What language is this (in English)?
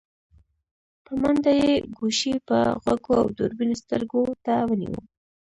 Pashto